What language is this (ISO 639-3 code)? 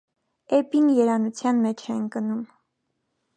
hye